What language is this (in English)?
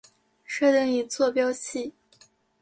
Chinese